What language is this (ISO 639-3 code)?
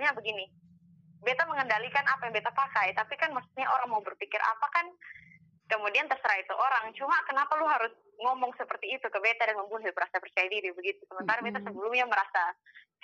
ind